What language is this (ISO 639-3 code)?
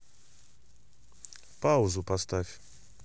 rus